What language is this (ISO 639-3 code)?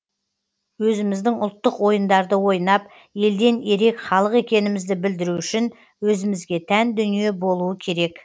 kaz